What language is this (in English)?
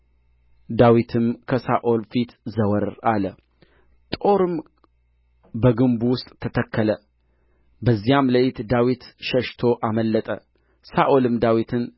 Amharic